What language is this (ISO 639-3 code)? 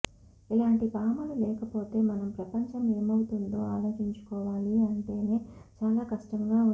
tel